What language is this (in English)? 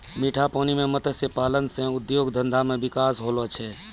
Maithili